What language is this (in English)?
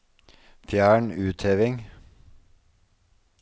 Norwegian